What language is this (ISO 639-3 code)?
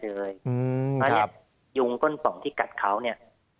tha